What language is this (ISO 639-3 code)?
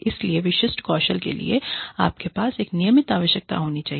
hin